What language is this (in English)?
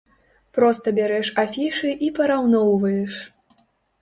Belarusian